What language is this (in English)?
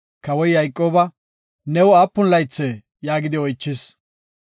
Gofa